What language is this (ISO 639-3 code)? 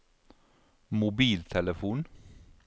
nor